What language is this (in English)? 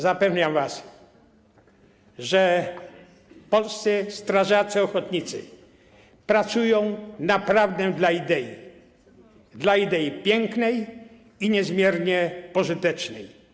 Polish